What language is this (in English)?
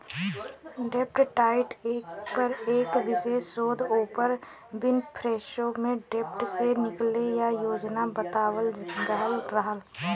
Bhojpuri